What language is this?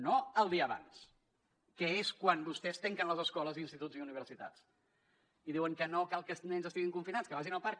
Catalan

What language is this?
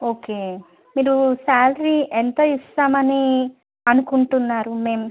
Telugu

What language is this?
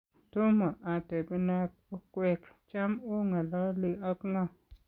Kalenjin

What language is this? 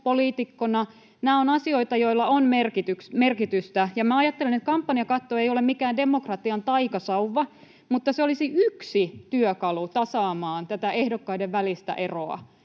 Finnish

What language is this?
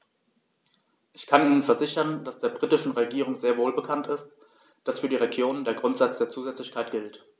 German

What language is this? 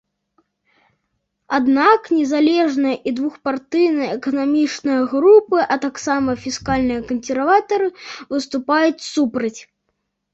Belarusian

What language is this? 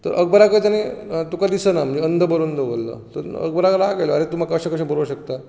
Konkani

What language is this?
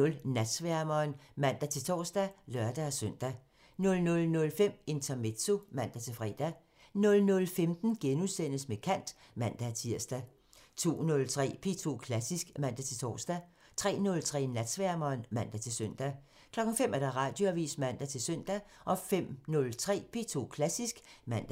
Danish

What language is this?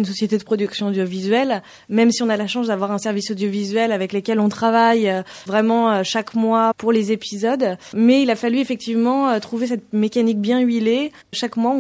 French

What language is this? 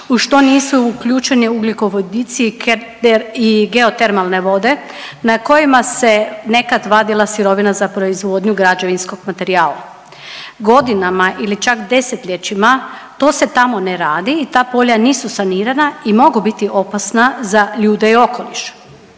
Croatian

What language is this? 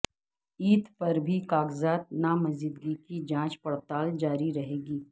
Urdu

